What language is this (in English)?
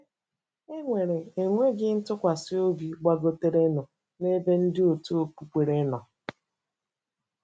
Igbo